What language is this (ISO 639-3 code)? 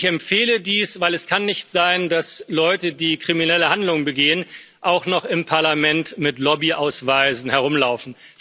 deu